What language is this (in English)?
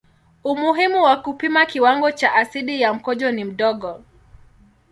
Swahili